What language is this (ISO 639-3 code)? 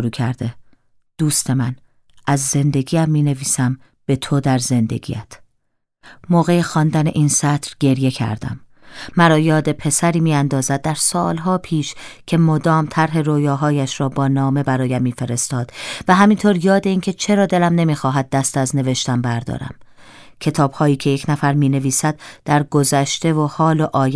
fas